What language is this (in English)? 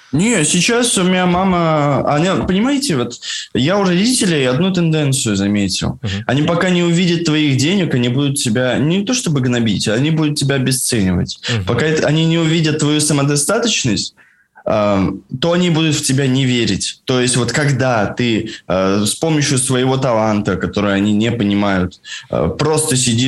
Russian